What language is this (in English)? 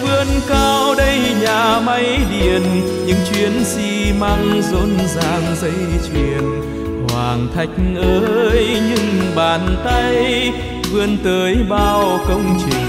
Vietnamese